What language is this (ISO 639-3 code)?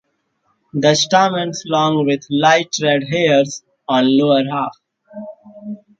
eng